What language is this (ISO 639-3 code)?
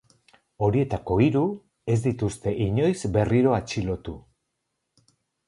eus